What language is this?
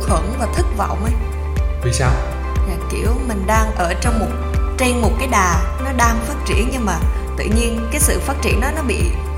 Vietnamese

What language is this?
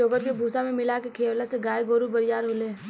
Bhojpuri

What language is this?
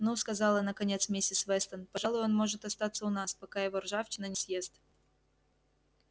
Russian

